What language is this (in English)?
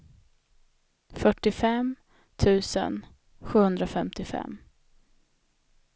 Swedish